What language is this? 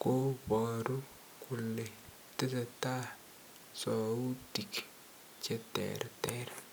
Kalenjin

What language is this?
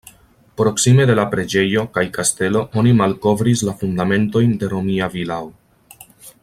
Esperanto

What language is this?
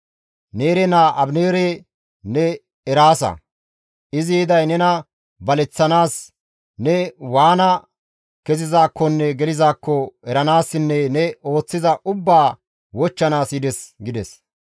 Gamo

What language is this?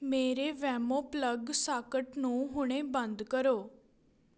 Punjabi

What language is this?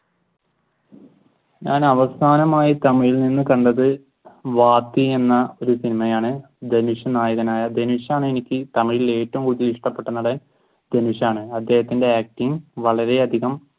Malayalam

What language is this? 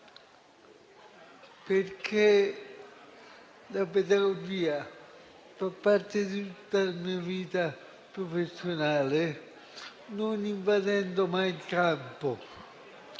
Italian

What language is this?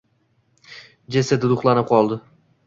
Uzbek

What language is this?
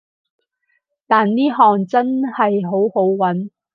Cantonese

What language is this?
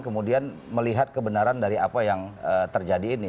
Indonesian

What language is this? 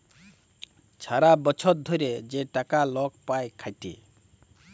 Bangla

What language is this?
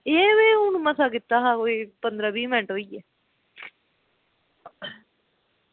Dogri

